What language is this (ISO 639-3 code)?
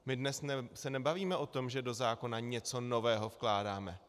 ces